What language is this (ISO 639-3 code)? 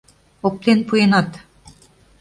chm